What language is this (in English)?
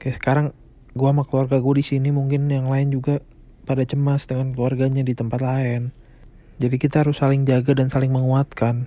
Indonesian